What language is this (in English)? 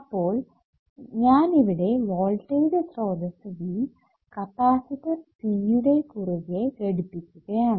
Malayalam